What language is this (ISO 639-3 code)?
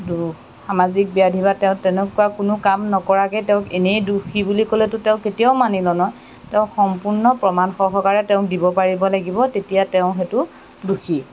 asm